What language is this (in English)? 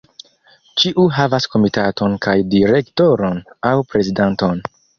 Esperanto